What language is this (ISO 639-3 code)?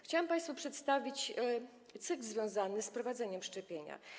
pol